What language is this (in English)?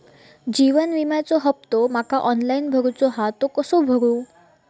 Marathi